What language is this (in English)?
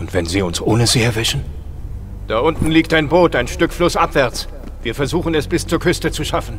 German